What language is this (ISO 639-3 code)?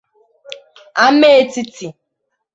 ibo